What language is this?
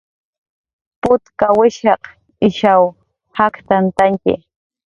Jaqaru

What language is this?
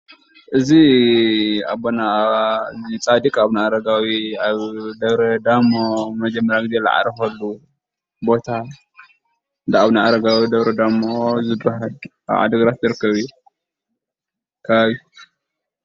Tigrinya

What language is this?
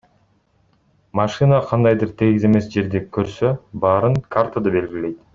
Kyrgyz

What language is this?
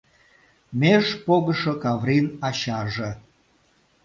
Mari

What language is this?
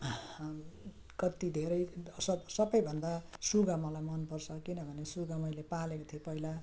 Nepali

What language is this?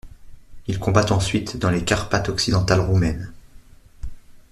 French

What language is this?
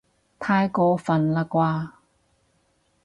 Cantonese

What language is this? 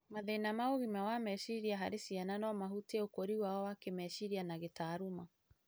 Kikuyu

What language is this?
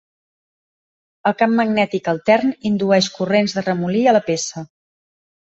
Catalan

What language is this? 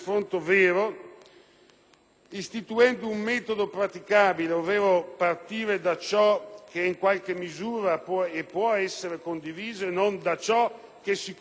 Italian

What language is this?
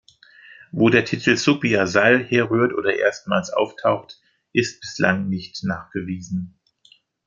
German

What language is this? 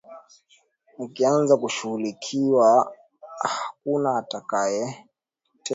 Swahili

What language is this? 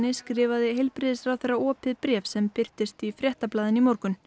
Icelandic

